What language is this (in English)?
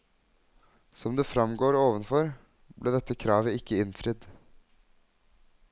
Norwegian